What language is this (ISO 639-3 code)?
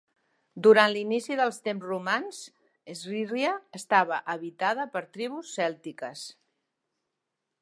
cat